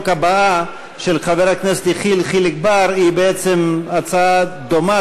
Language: Hebrew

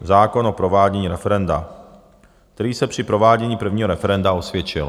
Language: Czech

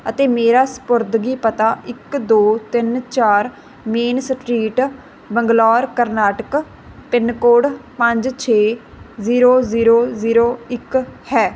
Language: Punjabi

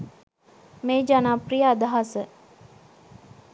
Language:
Sinhala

